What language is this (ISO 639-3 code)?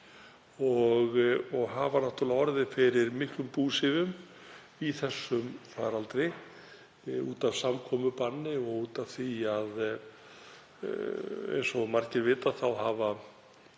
isl